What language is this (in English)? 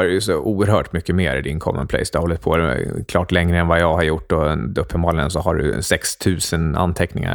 Swedish